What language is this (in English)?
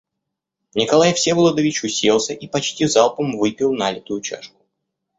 Russian